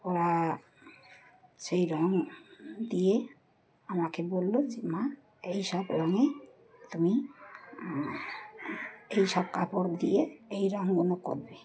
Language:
Bangla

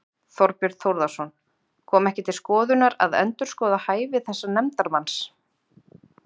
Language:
Icelandic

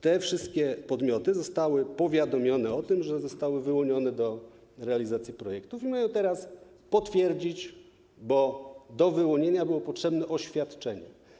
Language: Polish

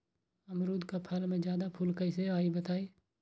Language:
Magahi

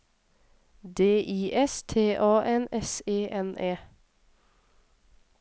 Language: Norwegian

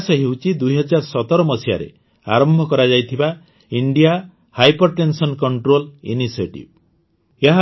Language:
Odia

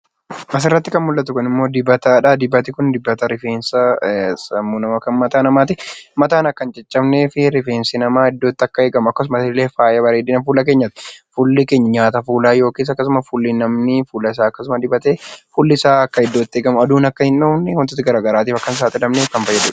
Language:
Oromo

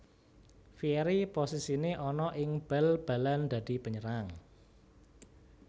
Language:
Javanese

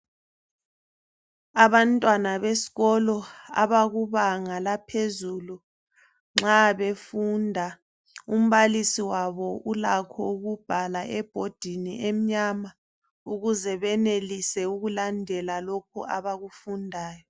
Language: North Ndebele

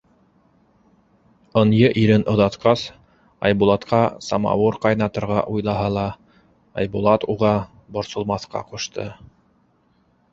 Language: Bashkir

